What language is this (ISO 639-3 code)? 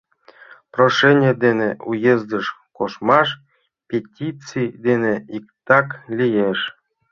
chm